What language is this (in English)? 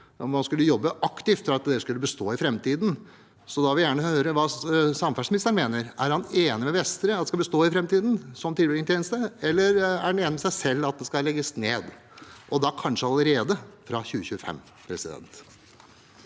Norwegian